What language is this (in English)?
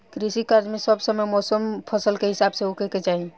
Bhojpuri